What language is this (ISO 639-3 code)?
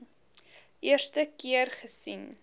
afr